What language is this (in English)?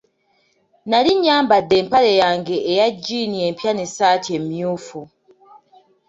Ganda